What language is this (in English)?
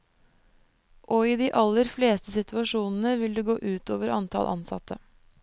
Norwegian